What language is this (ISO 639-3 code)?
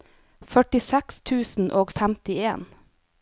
nor